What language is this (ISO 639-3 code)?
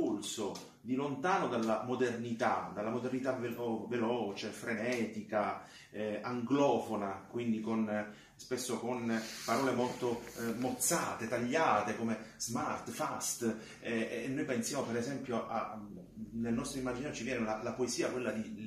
ita